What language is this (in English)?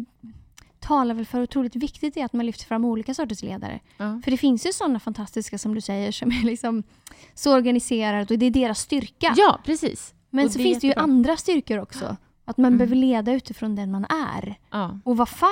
Swedish